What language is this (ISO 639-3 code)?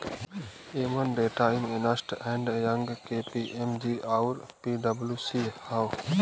bho